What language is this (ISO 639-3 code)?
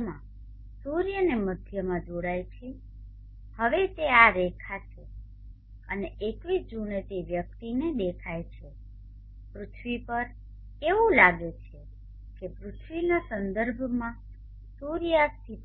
guj